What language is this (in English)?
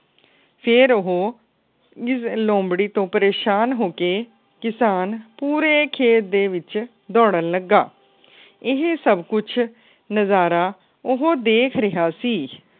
Punjabi